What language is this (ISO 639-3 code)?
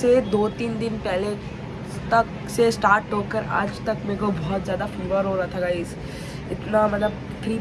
hin